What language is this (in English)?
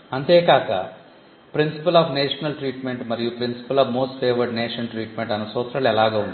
Telugu